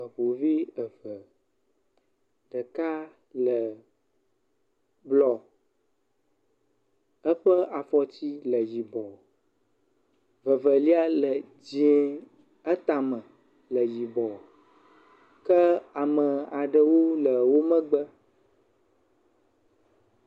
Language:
Ewe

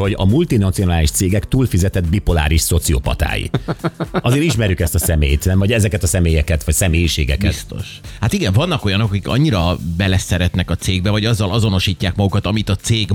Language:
Hungarian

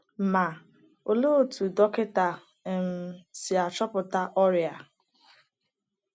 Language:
Igbo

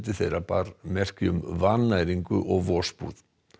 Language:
Icelandic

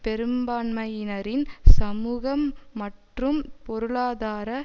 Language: Tamil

